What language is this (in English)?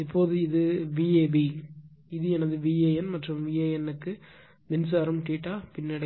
Tamil